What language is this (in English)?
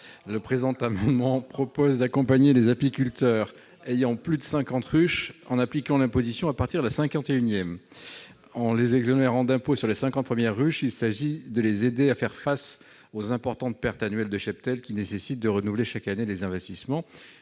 French